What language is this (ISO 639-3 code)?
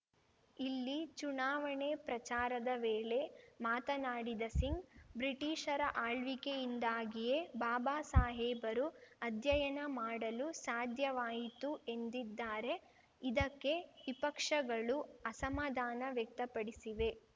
kan